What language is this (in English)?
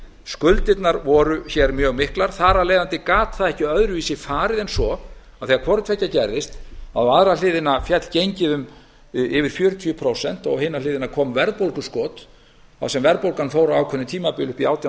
Icelandic